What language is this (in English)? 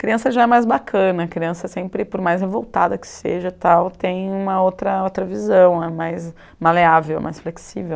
Portuguese